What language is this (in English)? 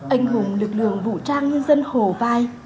Vietnamese